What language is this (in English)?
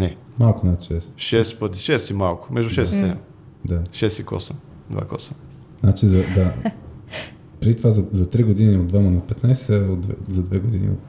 Bulgarian